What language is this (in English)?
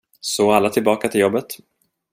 Swedish